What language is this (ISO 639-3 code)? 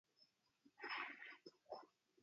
ara